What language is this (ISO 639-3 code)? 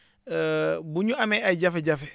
wol